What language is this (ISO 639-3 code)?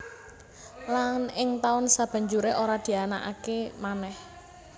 jav